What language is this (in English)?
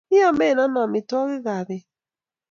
Kalenjin